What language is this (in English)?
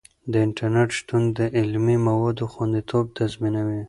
Pashto